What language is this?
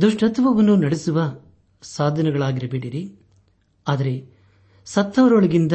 Kannada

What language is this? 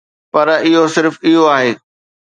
Sindhi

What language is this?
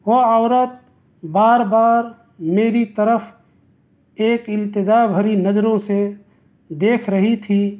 Urdu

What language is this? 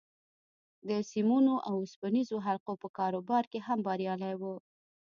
Pashto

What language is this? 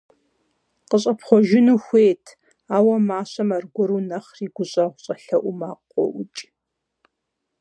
Kabardian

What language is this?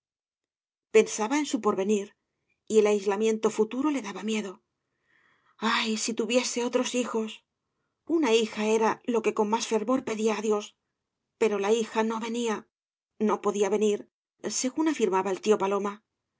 Spanish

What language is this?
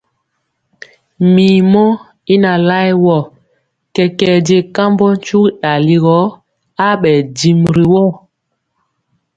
Mpiemo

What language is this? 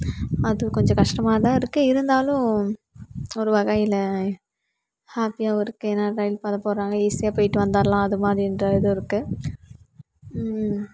Tamil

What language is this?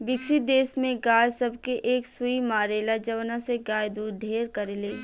Bhojpuri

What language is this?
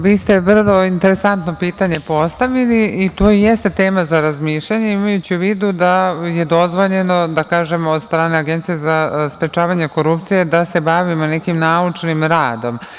Serbian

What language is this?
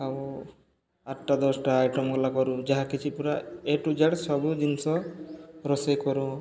Odia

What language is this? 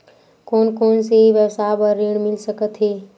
Chhattisgarhi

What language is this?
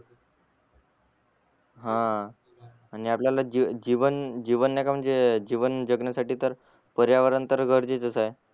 Marathi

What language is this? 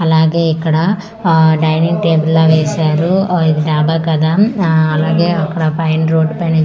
Telugu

